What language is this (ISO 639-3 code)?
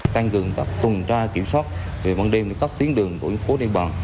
vie